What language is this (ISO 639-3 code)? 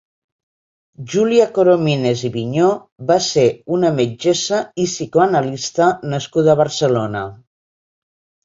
cat